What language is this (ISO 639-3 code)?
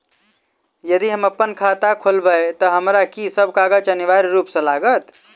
mai